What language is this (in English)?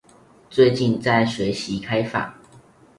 Chinese